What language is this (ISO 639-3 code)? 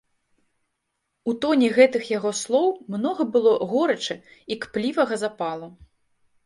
bel